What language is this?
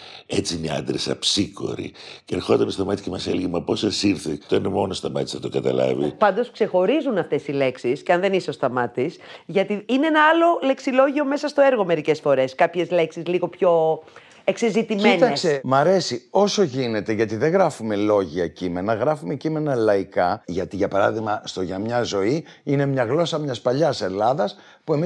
Greek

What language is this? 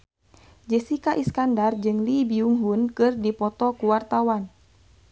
Sundanese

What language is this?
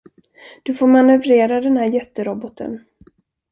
Swedish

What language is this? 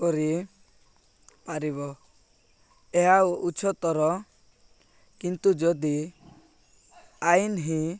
Odia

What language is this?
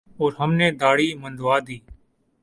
Urdu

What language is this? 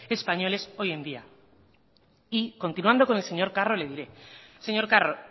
Spanish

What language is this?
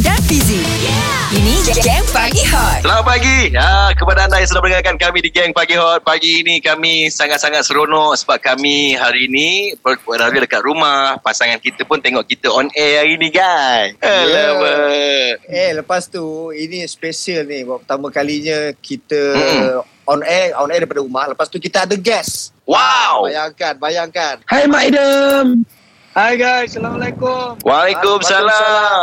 Malay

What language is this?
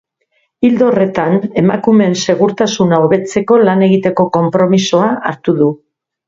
Basque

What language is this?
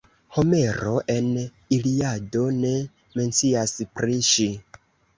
Esperanto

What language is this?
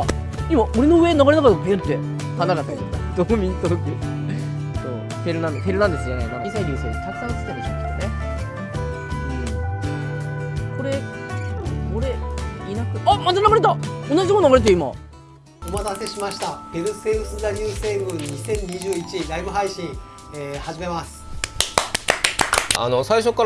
Japanese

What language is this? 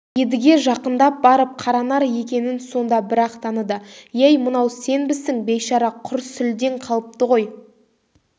Kazakh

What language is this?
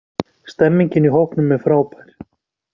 Icelandic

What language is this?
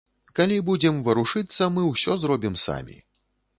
Belarusian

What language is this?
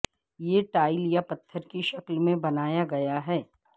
Urdu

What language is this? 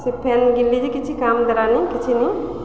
Odia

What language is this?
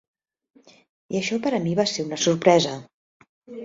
Catalan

